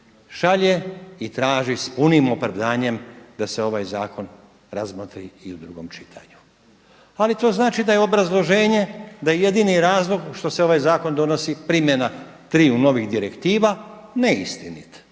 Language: Croatian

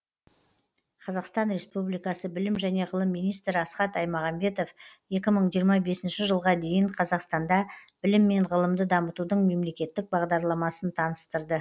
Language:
Kazakh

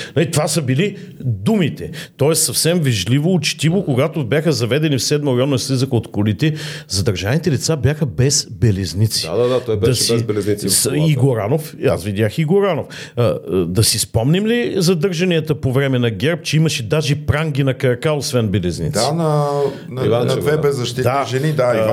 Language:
Bulgarian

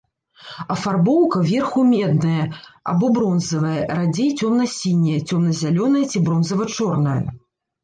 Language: Belarusian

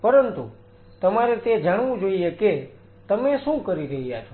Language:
Gujarati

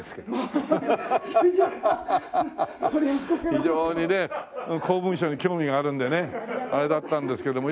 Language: Japanese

